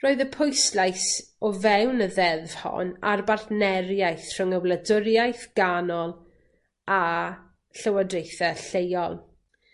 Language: Welsh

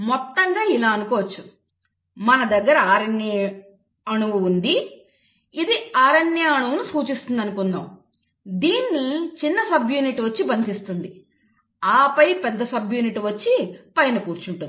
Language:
Telugu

